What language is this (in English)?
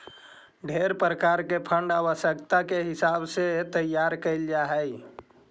Magahi